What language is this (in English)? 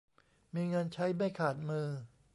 Thai